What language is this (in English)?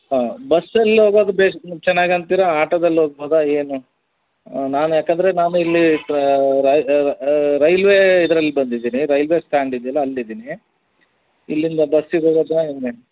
Kannada